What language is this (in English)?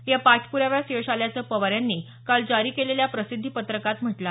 Marathi